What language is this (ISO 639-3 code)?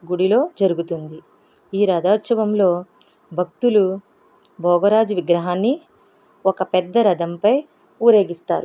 tel